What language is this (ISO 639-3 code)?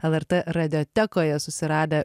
lit